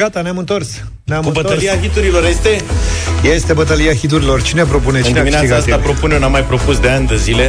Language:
Romanian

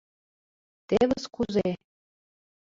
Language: Mari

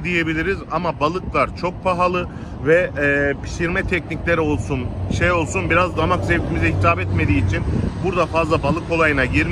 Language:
Turkish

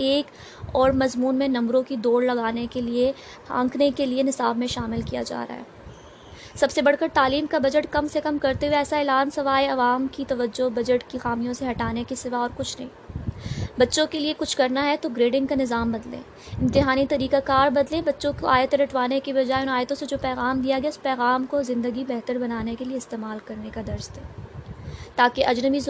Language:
Urdu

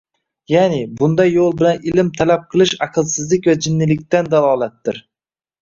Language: Uzbek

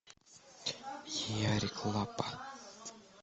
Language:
Russian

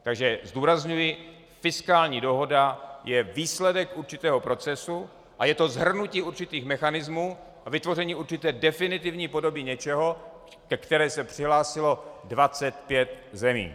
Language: Czech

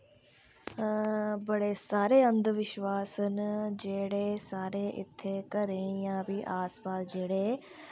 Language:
Dogri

